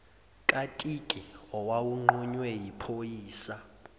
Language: Zulu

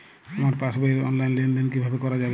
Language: Bangla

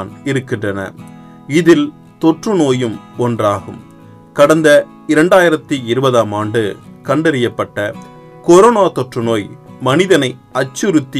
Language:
Tamil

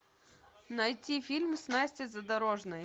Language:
Russian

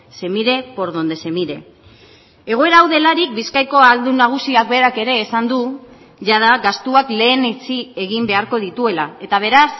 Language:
Basque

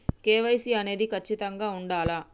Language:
Telugu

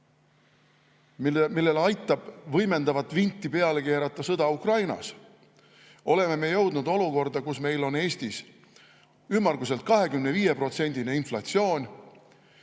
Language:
Estonian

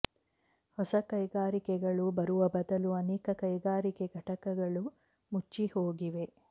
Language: Kannada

